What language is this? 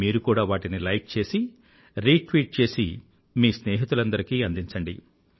Telugu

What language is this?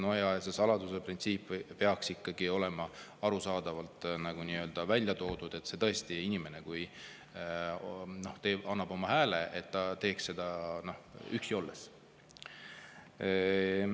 Estonian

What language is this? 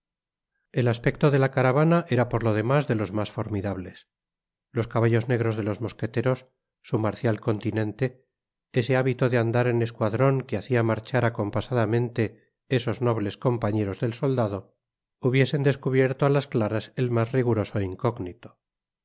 Spanish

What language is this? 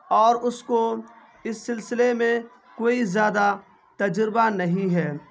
Urdu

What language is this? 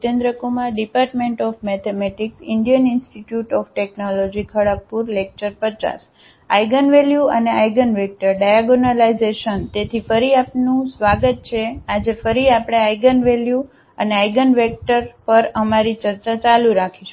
Gujarati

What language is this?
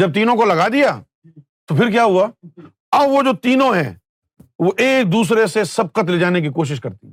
Urdu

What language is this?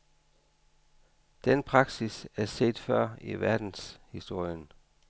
Danish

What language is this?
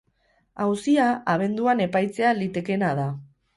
Basque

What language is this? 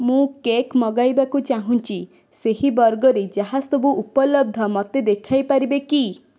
Odia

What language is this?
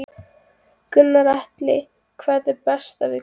Icelandic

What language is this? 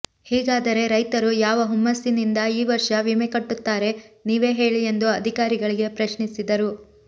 Kannada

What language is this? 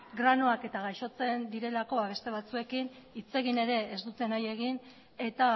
Basque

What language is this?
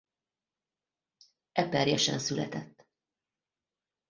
Hungarian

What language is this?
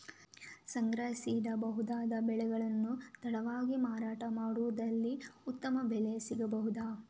Kannada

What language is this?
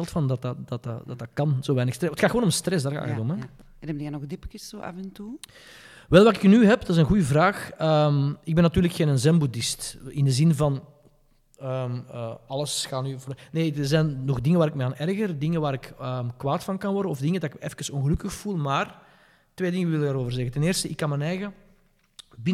Dutch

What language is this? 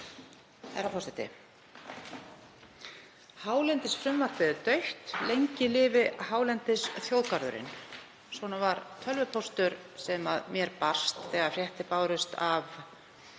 Icelandic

